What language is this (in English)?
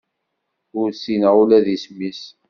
Kabyle